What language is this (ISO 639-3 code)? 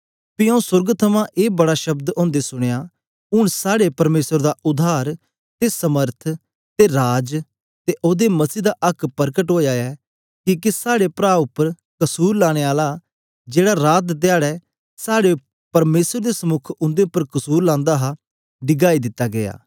doi